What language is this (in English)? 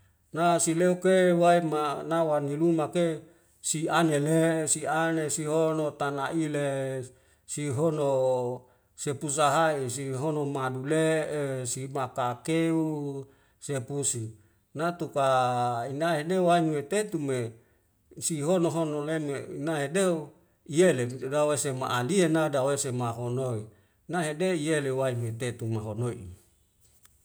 Wemale